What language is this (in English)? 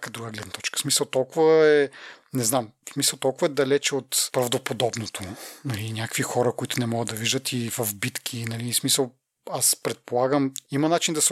Bulgarian